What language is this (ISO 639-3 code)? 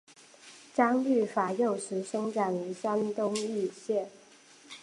zho